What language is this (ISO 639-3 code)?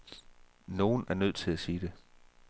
dan